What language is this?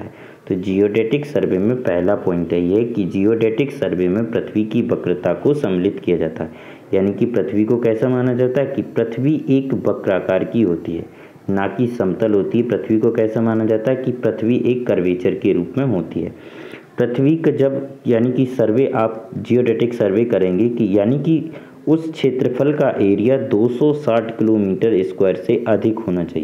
Hindi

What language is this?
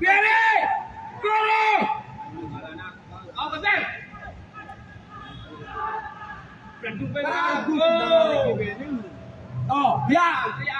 Indonesian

